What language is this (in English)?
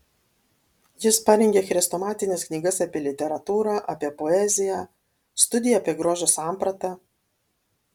Lithuanian